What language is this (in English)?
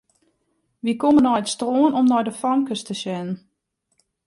Western Frisian